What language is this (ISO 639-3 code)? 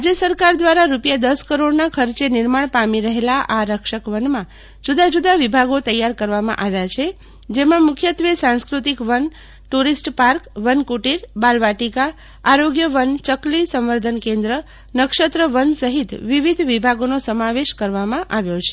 guj